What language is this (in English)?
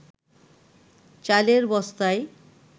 Bangla